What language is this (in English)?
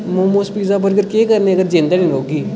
Dogri